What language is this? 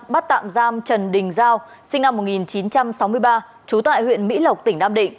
Vietnamese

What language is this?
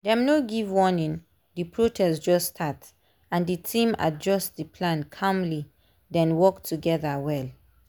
Nigerian Pidgin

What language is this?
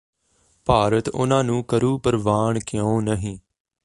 Punjabi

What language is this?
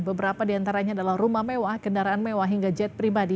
Indonesian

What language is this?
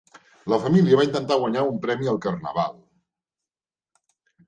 Catalan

